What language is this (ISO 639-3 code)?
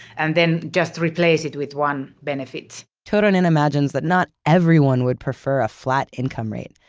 eng